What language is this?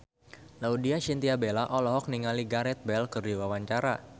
Sundanese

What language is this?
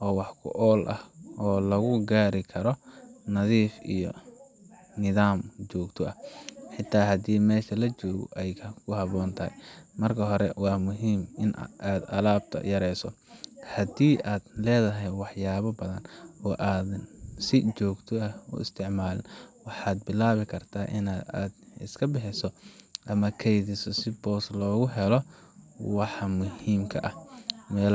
Somali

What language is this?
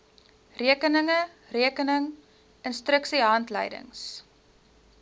Afrikaans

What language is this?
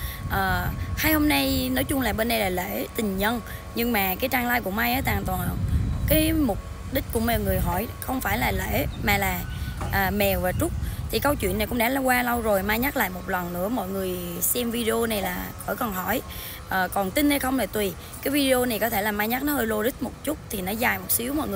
Vietnamese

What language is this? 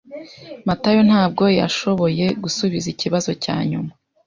Kinyarwanda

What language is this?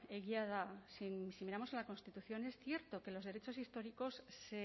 Spanish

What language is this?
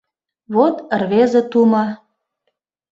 Mari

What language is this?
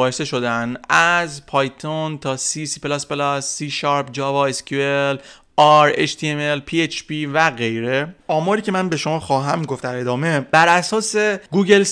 Persian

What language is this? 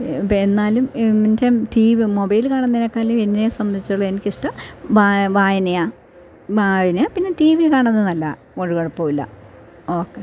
Malayalam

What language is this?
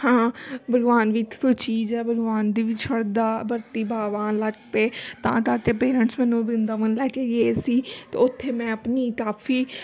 Punjabi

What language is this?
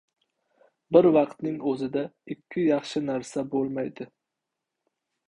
Uzbek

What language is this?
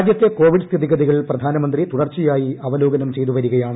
Malayalam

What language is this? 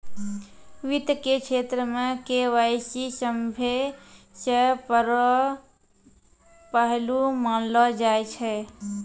Maithili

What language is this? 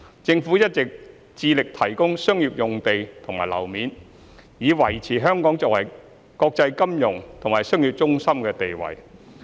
Cantonese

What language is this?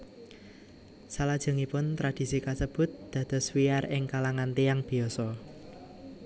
Javanese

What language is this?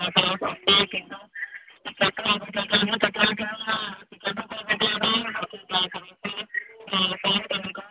Assamese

